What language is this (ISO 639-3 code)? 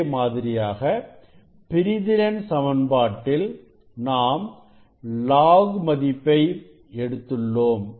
tam